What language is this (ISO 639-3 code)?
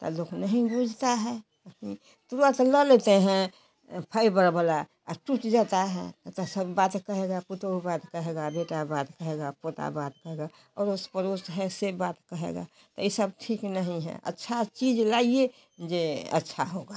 hin